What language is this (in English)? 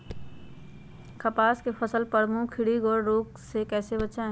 Magahi